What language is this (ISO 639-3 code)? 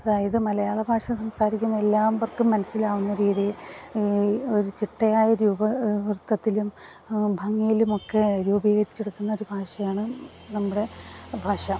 mal